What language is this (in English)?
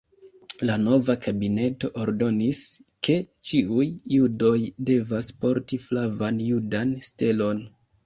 Esperanto